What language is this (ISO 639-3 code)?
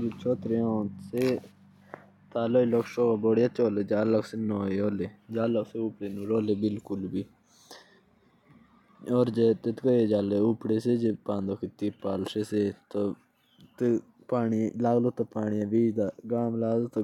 jns